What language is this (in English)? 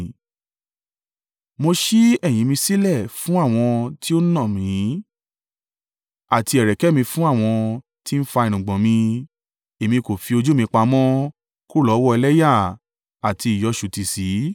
Yoruba